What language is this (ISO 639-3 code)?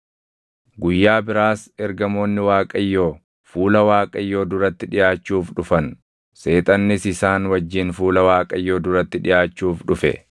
orm